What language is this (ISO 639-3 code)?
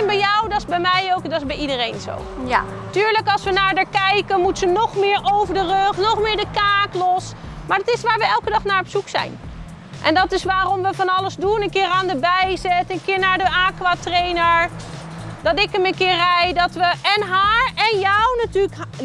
nld